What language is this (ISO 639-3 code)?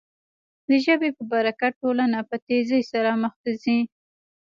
pus